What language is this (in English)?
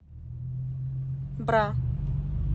Russian